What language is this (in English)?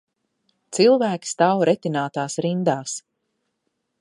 Latvian